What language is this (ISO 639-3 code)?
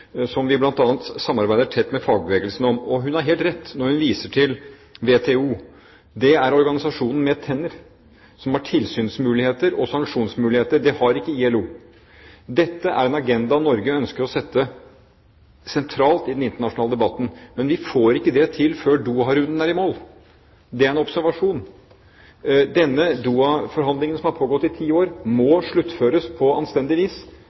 nob